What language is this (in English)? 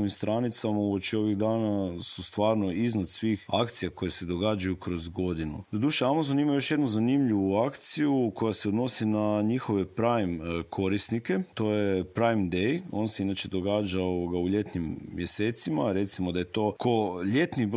Croatian